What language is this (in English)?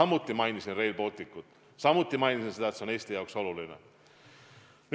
Estonian